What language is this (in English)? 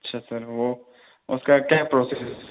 Urdu